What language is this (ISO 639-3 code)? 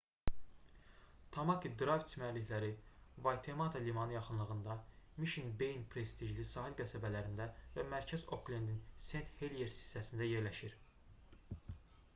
aze